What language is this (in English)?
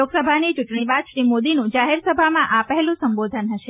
Gujarati